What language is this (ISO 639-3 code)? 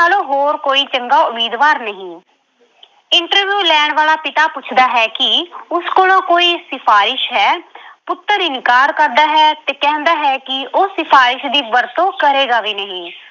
pan